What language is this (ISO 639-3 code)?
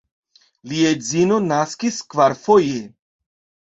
epo